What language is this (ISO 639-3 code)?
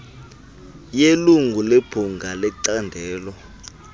xho